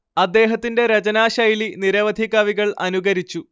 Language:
Malayalam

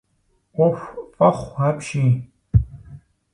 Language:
Kabardian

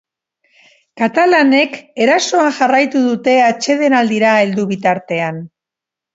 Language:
Basque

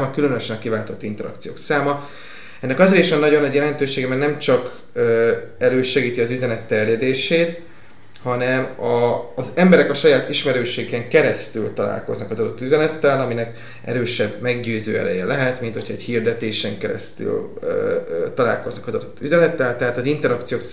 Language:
Hungarian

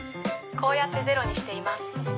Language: Japanese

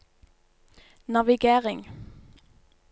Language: Norwegian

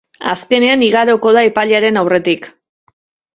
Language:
Basque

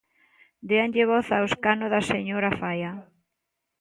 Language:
Galician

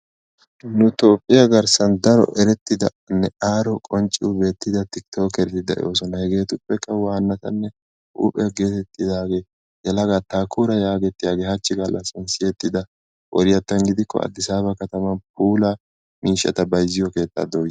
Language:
Wolaytta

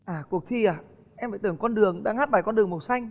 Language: Vietnamese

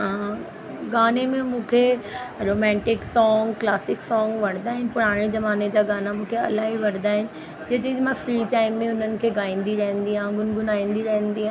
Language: Sindhi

